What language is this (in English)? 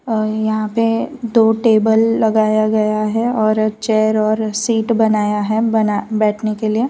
Hindi